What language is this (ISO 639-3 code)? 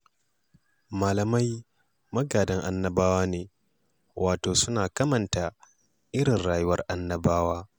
hau